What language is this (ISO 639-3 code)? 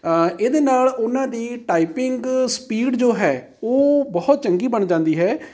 pan